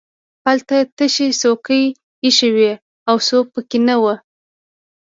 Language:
Pashto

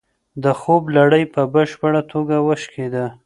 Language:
Pashto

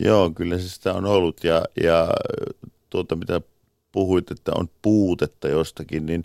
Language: Finnish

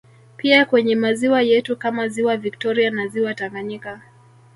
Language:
Swahili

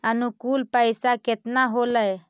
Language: Magahi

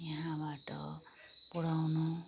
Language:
Nepali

